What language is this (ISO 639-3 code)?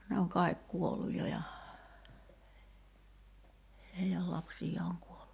fin